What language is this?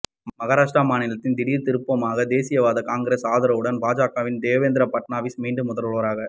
Tamil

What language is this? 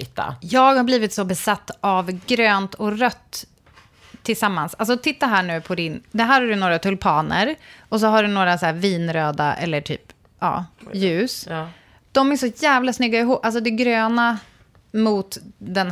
Swedish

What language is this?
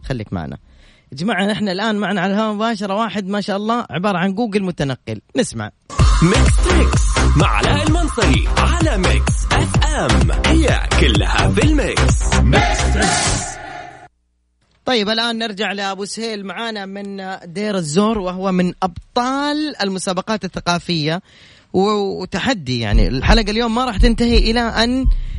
Arabic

